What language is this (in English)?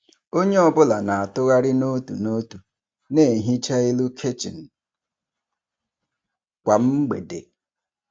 Igbo